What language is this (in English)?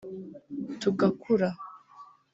Kinyarwanda